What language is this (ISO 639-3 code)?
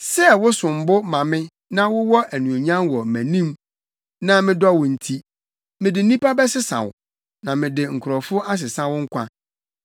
aka